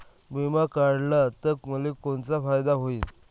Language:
Marathi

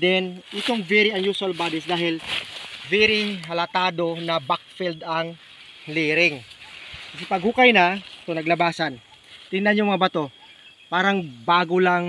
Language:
Filipino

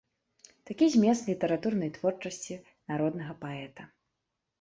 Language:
Belarusian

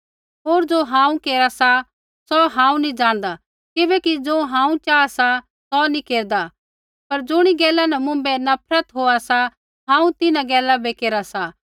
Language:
Kullu Pahari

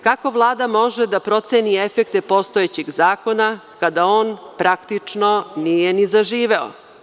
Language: Serbian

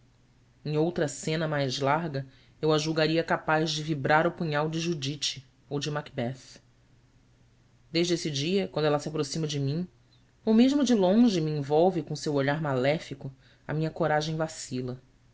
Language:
Portuguese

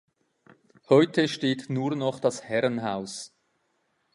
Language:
German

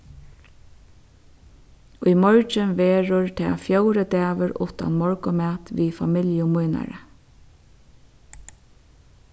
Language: Faroese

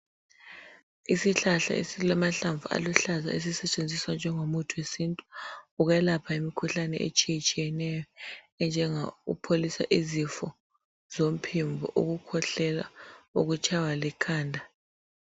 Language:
North Ndebele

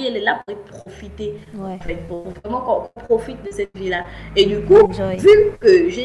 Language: French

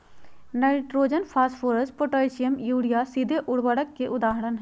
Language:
Magahi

